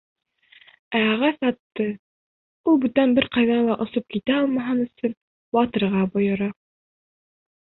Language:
Bashkir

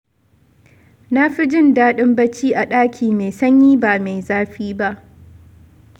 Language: Hausa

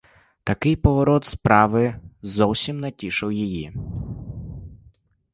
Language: Ukrainian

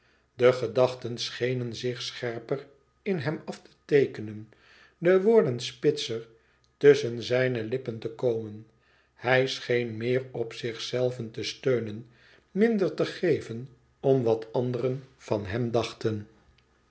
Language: Dutch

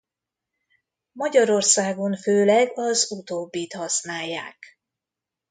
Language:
Hungarian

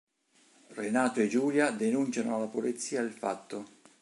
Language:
Italian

